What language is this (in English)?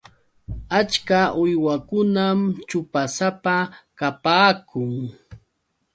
Yauyos Quechua